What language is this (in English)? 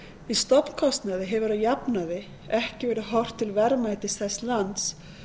Icelandic